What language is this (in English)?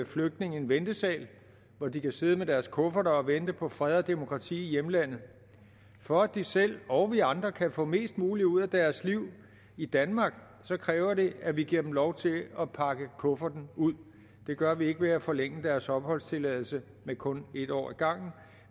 Danish